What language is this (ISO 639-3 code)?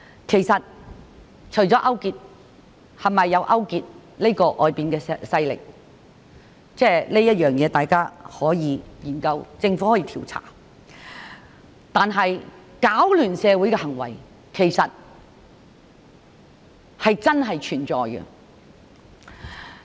yue